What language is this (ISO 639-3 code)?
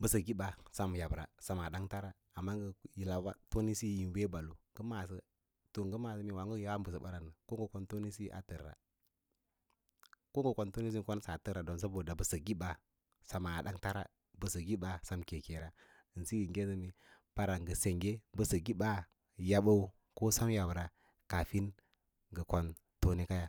lla